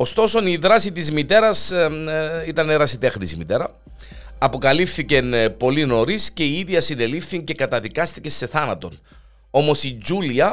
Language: Greek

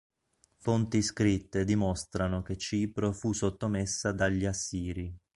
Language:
Italian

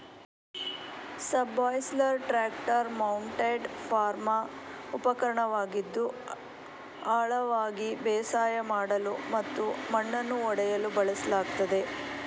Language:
Kannada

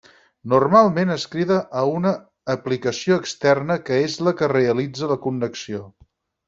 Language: Catalan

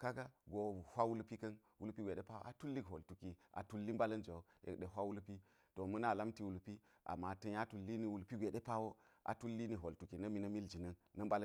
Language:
Geji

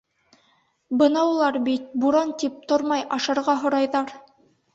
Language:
Bashkir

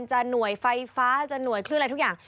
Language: Thai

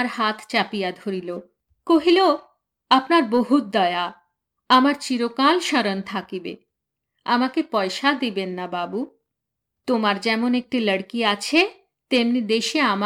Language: Bangla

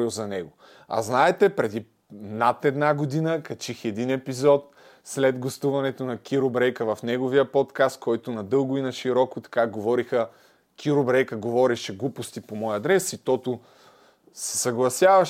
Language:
Bulgarian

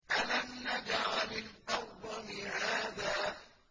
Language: Arabic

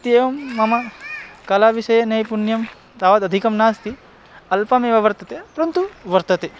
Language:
Sanskrit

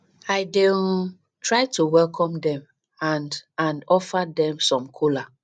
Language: Nigerian Pidgin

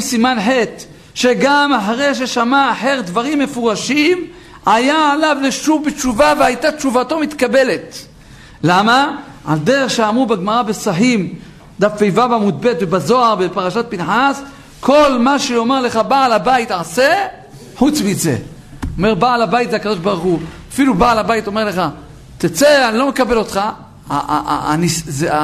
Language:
Hebrew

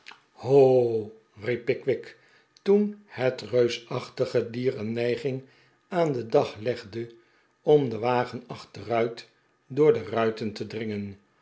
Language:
Dutch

